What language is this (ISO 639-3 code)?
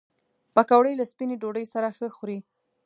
pus